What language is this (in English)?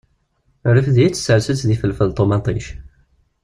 Kabyle